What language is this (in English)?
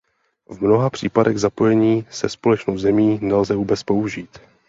Czech